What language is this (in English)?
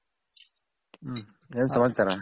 Kannada